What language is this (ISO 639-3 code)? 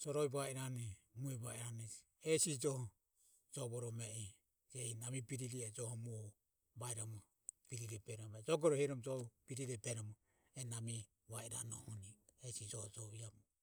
aom